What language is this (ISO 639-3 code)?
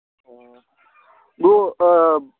mni